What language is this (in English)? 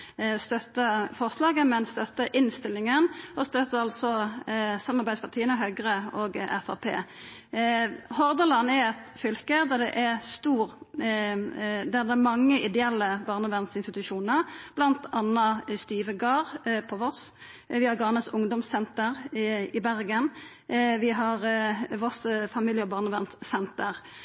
Norwegian Nynorsk